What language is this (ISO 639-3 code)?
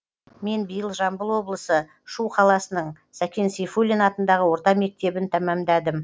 kaz